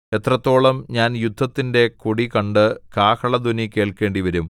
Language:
Malayalam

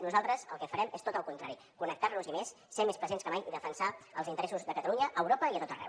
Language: Catalan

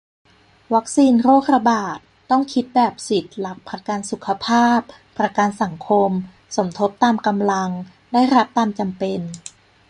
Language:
Thai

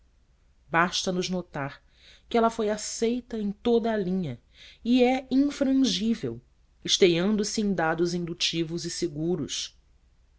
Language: Portuguese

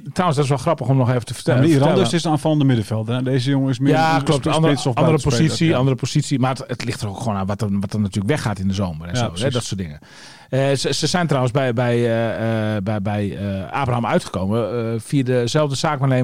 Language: Dutch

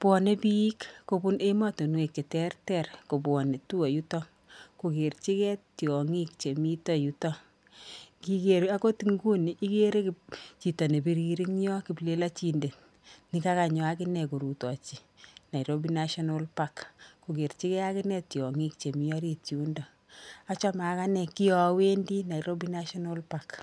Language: Kalenjin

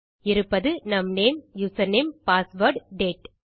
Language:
Tamil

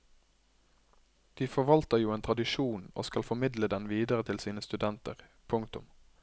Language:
Norwegian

